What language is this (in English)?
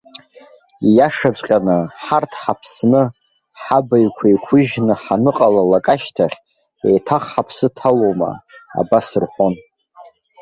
Abkhazian